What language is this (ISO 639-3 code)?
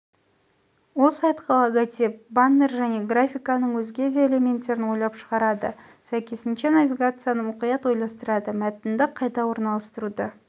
kaz